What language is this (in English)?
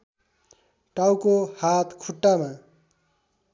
Nepali